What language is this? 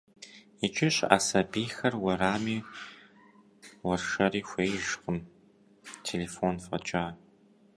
Kabardian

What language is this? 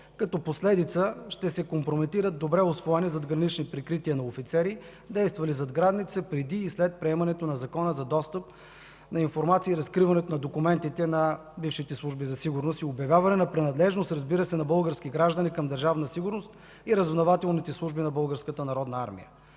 Bulgarian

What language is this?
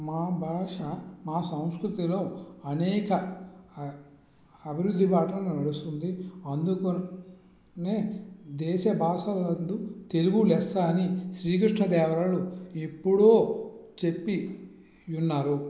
Telugu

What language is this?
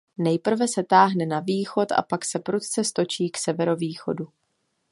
Czech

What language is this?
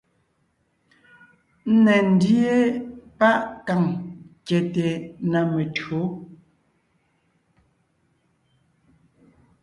Ngiemboon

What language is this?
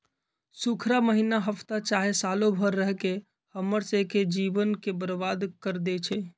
Magahi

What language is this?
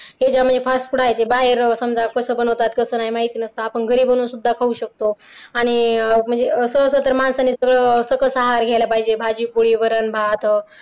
Marathi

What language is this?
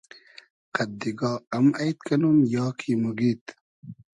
Hazaragi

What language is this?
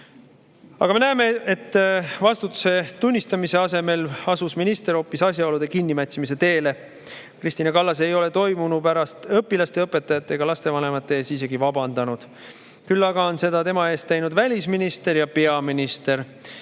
Estonian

